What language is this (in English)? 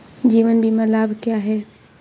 Hindi